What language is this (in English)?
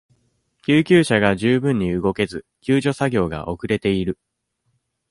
Japanese